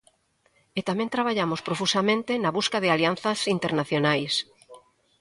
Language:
Galician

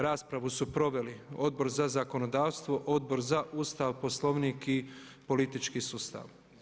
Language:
Croatian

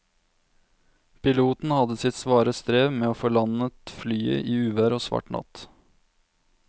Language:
Norwegian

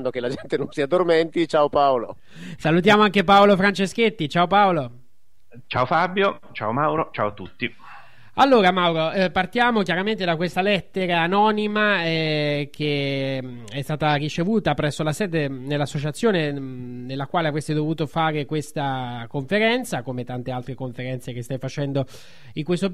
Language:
Italian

